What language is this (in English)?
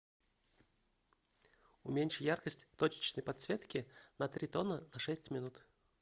Russian